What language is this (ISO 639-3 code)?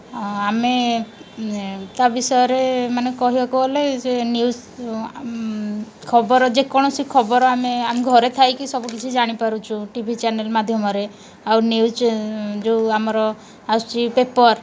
ori